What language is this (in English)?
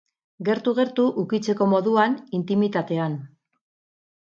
Basque